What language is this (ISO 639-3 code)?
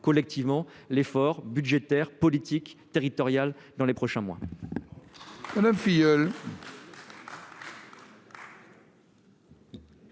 fra